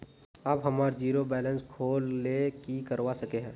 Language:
Magahi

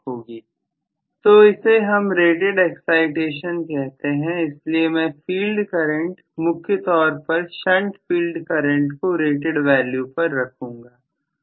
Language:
Hindi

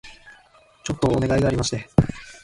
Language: Japanese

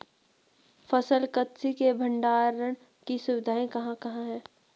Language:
Hindi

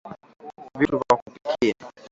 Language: Swahili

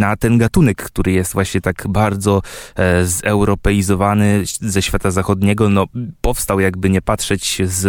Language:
Polish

